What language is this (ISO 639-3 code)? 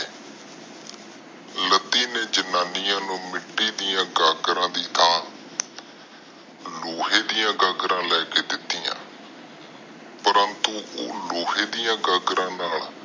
pan